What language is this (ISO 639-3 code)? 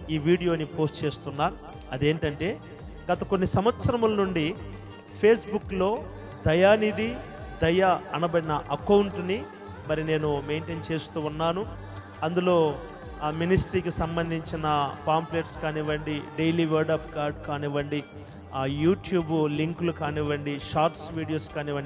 tel